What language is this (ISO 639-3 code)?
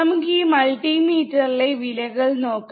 mal